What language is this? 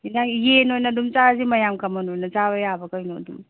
Manipuri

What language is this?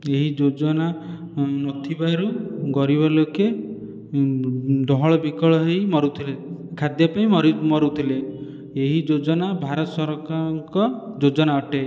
Odia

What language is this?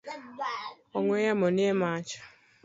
Luo (Kenya and Tanzania)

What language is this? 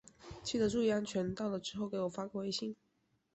Chinese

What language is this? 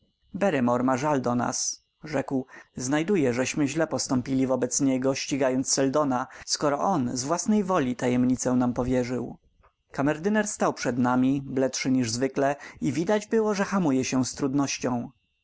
Polish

